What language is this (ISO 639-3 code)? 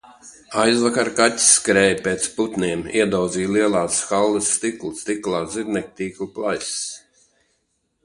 lav